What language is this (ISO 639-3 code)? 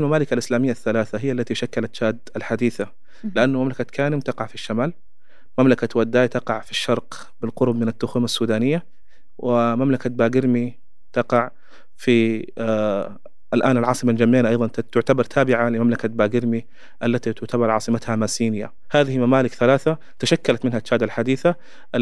ara